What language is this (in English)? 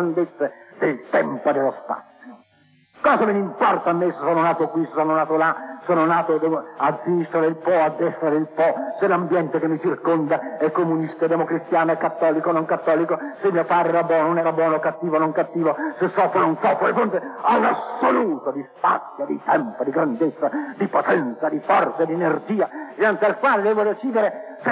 Italian